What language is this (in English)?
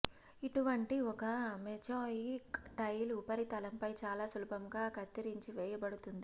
Telugu